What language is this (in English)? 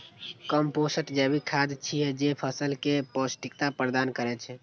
Maithili